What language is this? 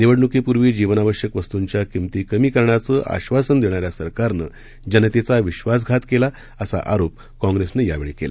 Marathi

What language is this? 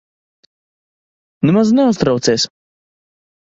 Latvian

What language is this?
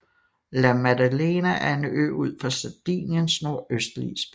Danish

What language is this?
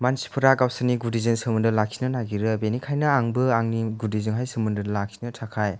Bodo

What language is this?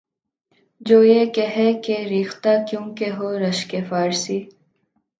Urdu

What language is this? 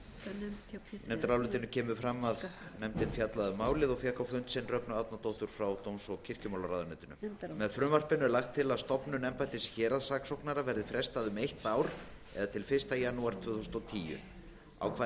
Icelandic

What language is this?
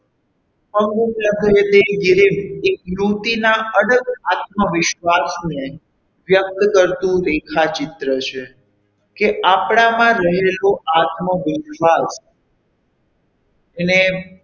Gujarati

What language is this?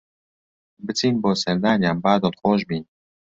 Central Kurdish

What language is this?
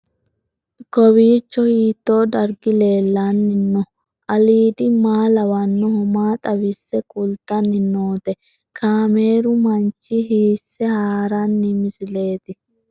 Sidamo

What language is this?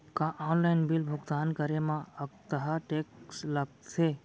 Chhattisgarhi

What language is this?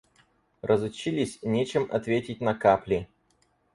Russian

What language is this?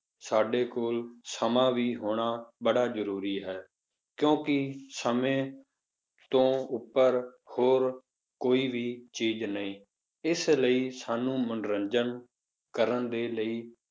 Punjabi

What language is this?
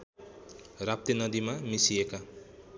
Nepali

